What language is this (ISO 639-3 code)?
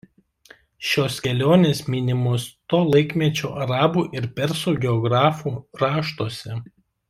lit